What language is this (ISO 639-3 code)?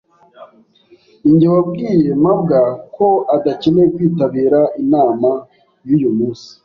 kin